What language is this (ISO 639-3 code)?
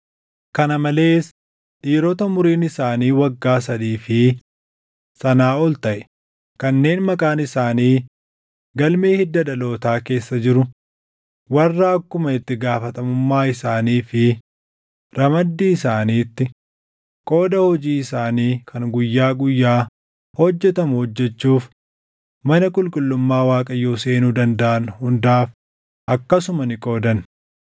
orm